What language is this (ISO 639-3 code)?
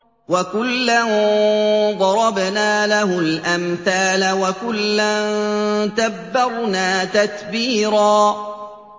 ara